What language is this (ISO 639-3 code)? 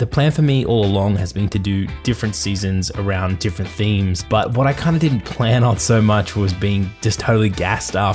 eng